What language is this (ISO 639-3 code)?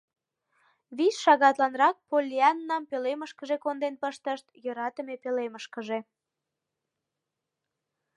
chm